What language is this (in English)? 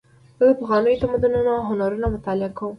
Pashto